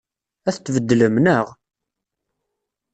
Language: Kabyle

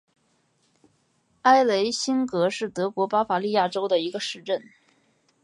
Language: Chinese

